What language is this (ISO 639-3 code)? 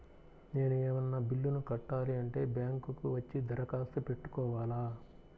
tel